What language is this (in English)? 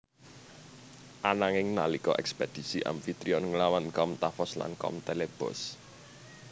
Javanese